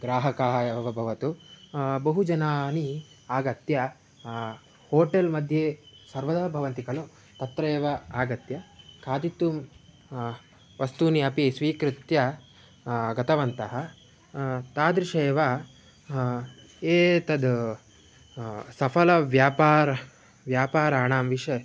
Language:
Sanskrit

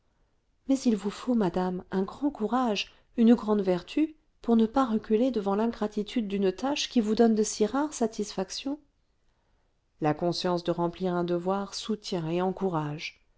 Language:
French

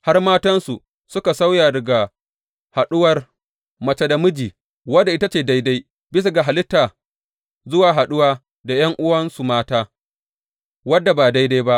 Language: Hausa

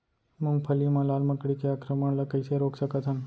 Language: Chhattisgarhi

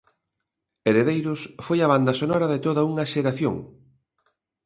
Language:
Galician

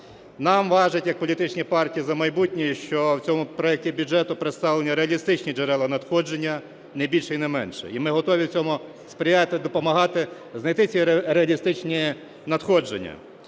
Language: Ukrainian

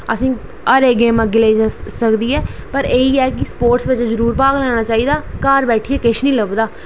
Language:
Dogri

